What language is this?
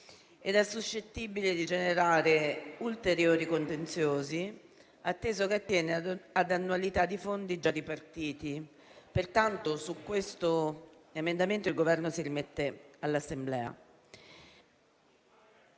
Italian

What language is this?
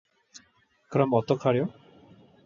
Korean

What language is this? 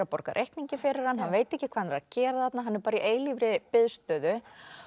Icelandic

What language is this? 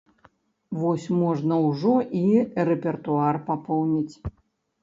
Belarusian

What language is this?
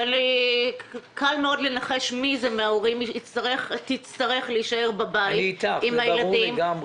Hebrew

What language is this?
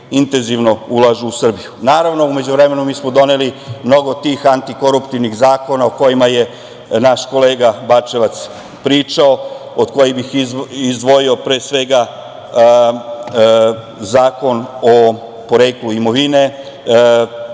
Serbian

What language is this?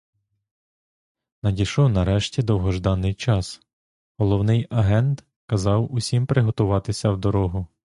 Ukrainian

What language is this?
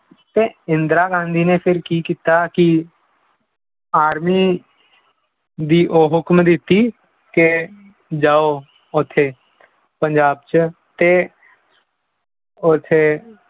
Punjabi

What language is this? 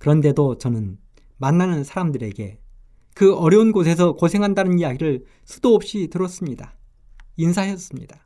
Korean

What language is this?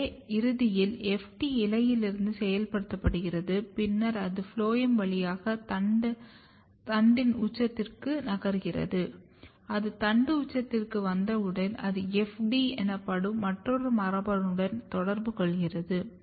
Tamil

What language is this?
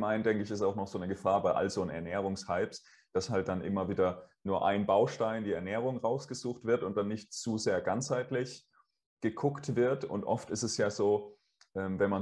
German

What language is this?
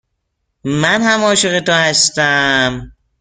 Persian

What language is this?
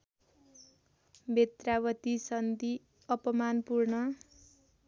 Nepali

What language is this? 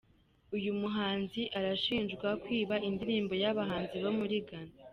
Kinyarwanda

